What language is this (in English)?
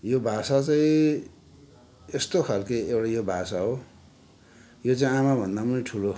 Nepali